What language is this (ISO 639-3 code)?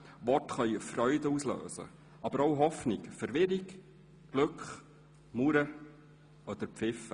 gsw